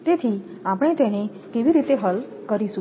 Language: Gujarati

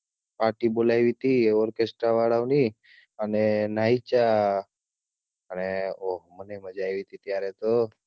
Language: Gujarati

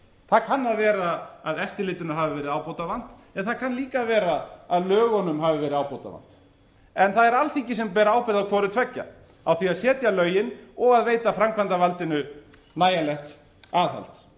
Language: Icelandic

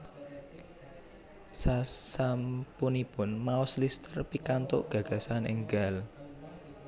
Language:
Javanese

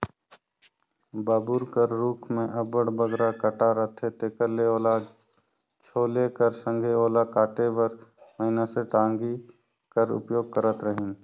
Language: Chhattisgarhi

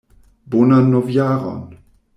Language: Esperanto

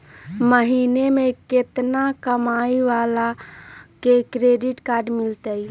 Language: Magahi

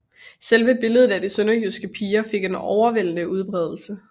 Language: Danish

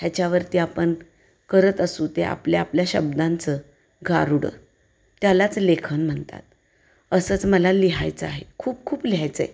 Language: Marathi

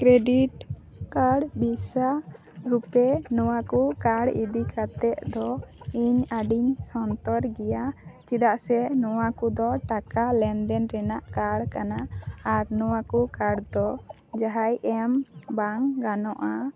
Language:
Santali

